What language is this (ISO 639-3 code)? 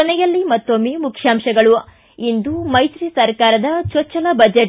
kan